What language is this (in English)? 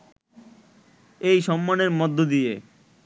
Bangla